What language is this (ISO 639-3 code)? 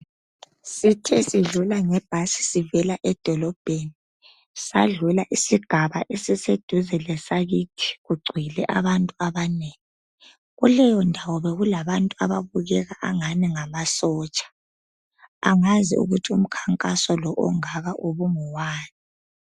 nde